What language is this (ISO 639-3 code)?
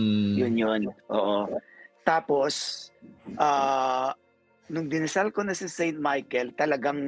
fil